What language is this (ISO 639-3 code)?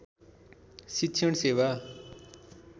nep